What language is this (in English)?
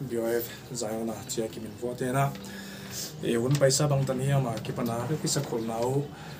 Korean